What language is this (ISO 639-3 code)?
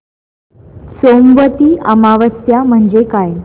mar